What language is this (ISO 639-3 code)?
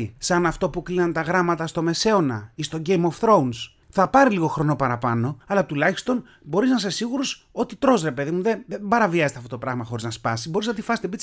ell